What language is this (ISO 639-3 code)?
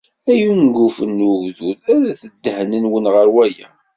kab